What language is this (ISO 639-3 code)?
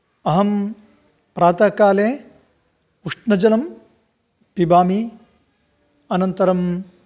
san